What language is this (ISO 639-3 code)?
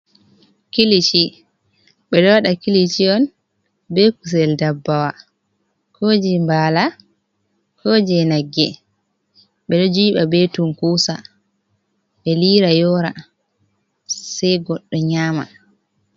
ful